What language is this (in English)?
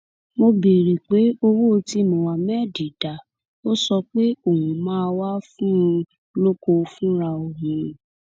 Yoruba